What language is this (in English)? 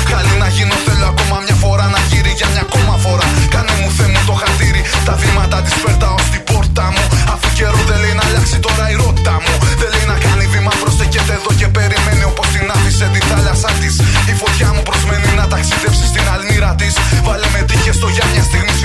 Greek